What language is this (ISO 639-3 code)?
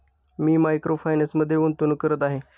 mar